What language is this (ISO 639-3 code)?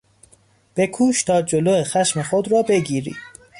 fas